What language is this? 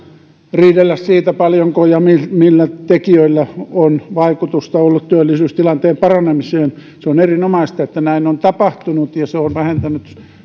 Finnish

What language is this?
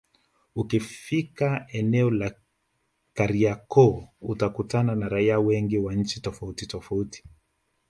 Swahili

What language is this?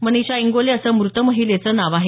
Marathi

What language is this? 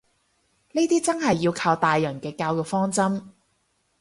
Cantonese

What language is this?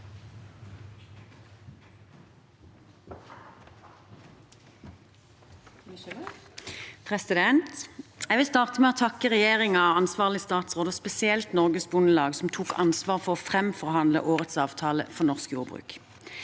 Norwegian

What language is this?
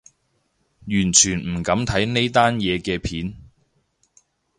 Cantonese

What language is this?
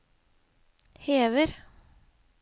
Norwegian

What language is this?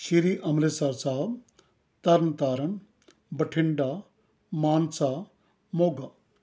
Punjabi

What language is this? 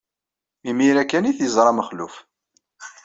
Kabyle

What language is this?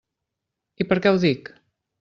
Catalan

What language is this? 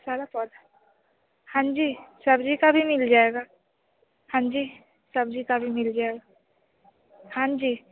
Hindi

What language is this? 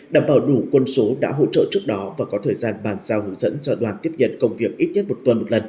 Vietnamese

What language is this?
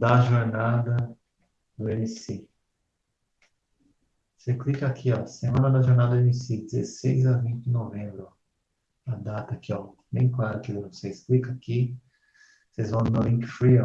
Portuguese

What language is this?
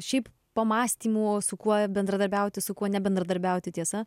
Lithuanian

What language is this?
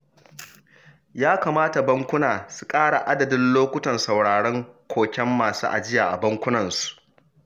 Hausa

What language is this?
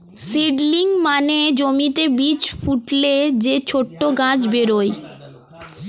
Bangla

